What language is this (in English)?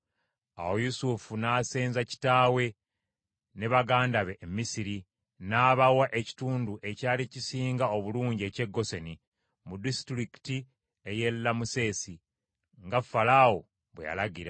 Ganda